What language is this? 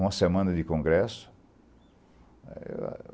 Portuguese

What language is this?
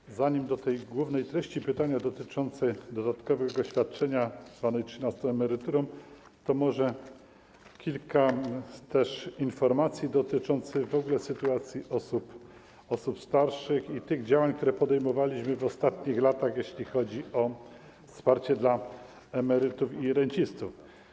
Polish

